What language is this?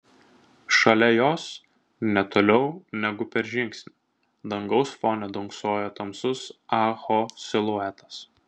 Lithuanian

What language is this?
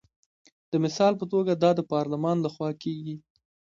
Pashto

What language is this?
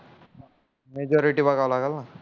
Marathi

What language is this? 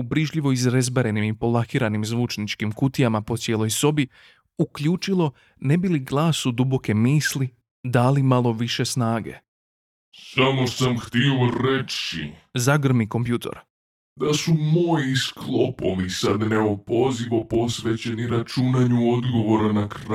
Croatian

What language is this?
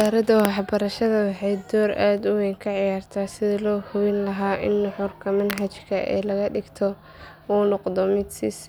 Somali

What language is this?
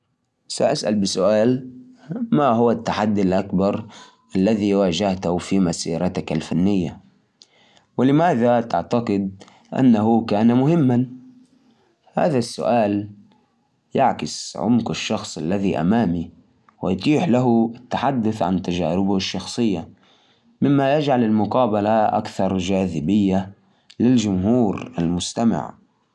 Najdi Arabic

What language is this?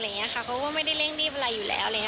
Thai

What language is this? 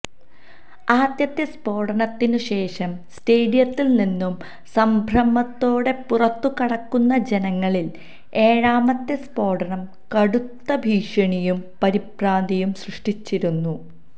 Malayalam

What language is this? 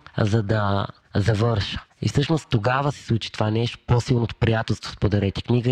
Bulgarian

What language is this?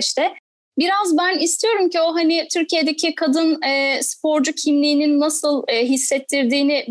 Turkish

